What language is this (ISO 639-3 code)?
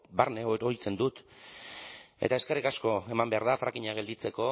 eus